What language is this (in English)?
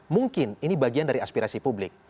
Indonesian